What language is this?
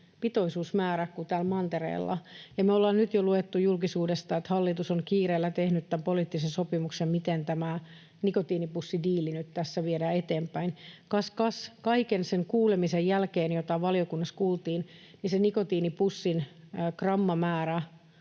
Finnish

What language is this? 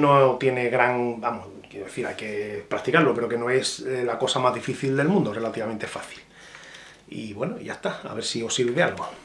Spanish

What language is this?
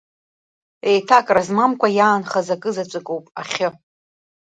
Abkhazian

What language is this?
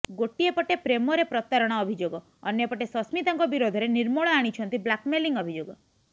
Odia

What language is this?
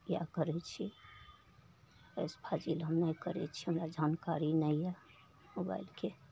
Maithili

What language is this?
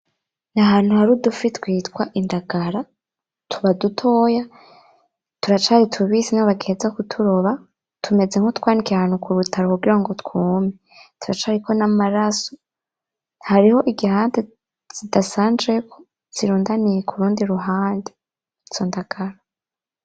Rundi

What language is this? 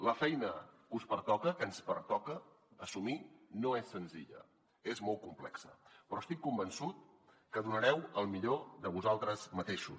Catalan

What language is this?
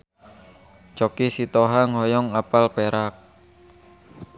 Sundanese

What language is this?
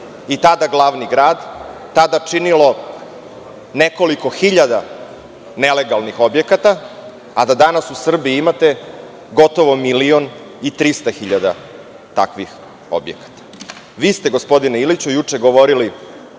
Serbian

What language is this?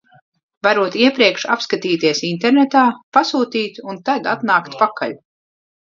Latvian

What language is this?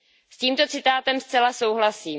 Czech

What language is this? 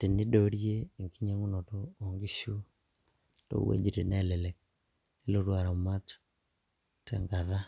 Masai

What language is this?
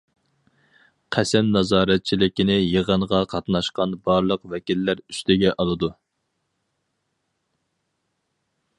Uyghur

